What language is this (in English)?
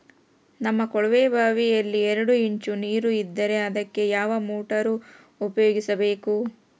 Kannada